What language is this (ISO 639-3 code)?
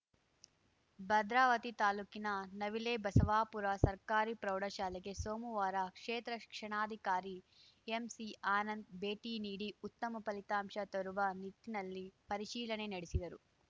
kan